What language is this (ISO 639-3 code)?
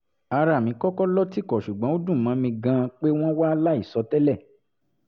yor